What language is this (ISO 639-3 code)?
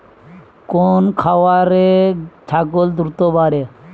ben